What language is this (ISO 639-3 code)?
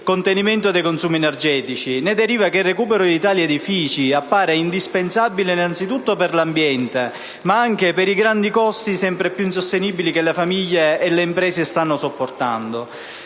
ita